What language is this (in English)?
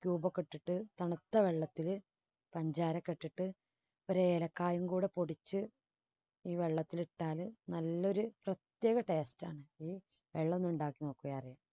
Malayalam